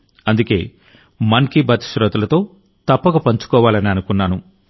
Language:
Telugu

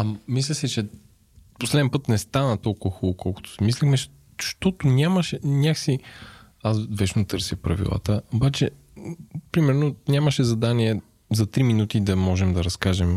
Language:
Bulgarian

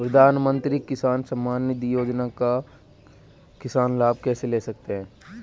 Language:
Hindi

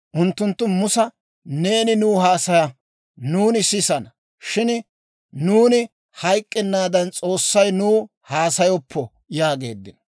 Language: Dawro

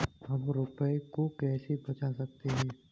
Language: Hindi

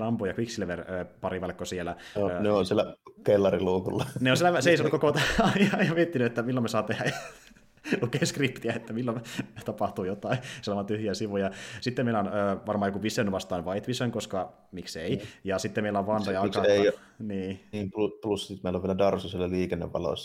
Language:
Finnish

